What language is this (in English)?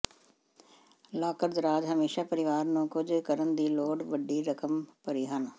Punjabi